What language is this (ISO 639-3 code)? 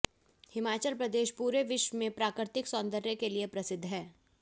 hin